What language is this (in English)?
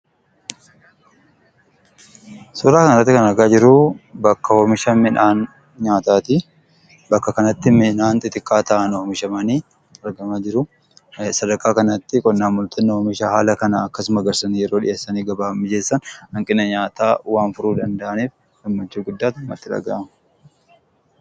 Oromo